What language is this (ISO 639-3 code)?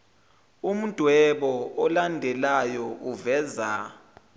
zul